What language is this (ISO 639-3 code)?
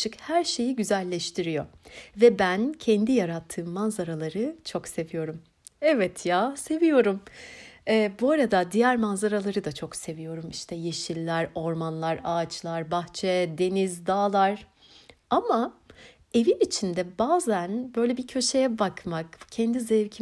tur